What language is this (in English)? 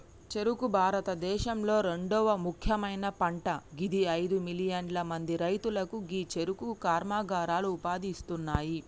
Telugu